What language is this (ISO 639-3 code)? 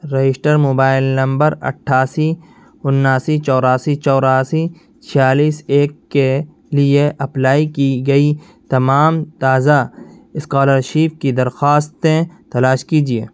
urd